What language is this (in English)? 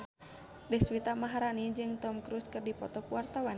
Sundanese